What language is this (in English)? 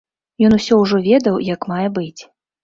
Belarusian